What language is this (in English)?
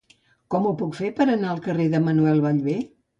Catalan